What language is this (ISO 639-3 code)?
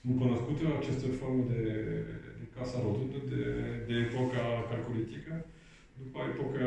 ron